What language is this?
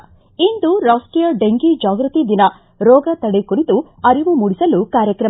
Kannada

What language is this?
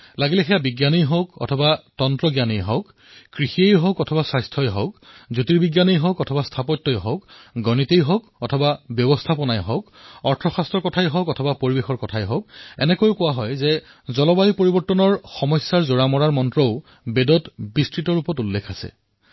Assamese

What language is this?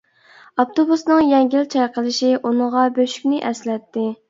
Uyghur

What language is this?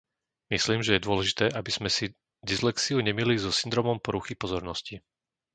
Slovak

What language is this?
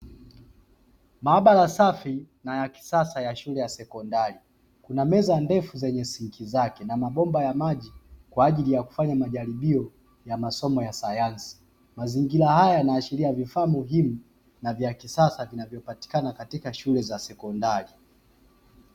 Swahili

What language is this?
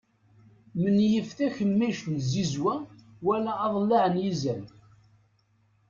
Kabyle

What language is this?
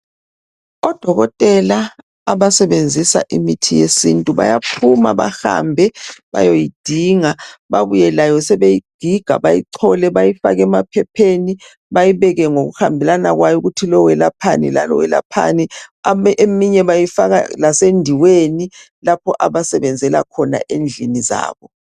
North Ndebele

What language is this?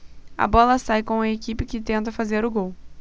Portuguese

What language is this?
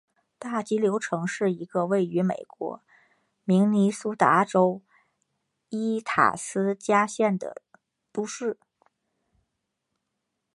Chinese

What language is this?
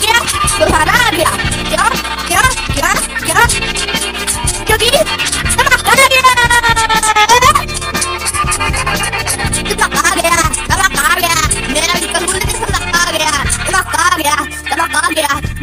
Punjabi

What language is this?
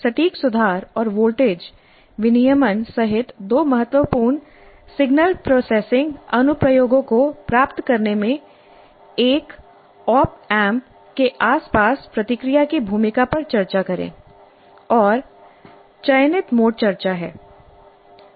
Hindi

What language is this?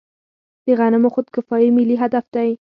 Pashto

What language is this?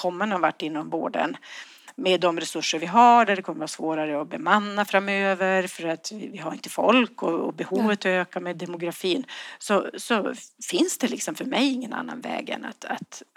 Swedish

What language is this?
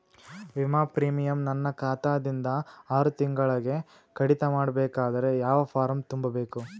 Kannada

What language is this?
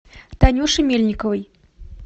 Russian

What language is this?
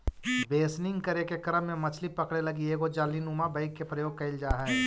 Magahi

